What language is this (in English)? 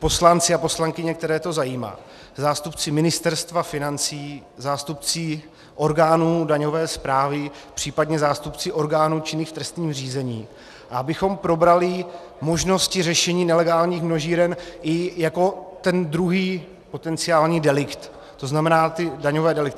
Czech